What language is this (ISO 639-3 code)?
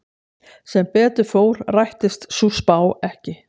isl